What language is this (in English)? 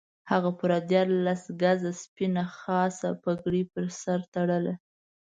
Pashto